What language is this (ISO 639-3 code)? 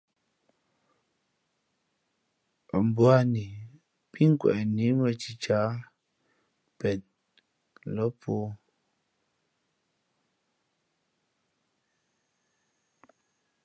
fmp